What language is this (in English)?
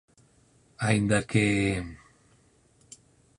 Galician